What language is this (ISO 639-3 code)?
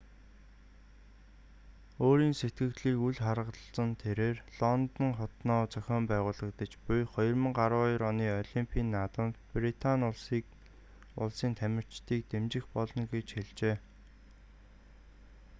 mon